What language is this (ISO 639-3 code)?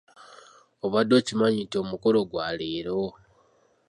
lug